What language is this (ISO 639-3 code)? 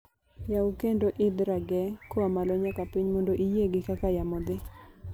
luo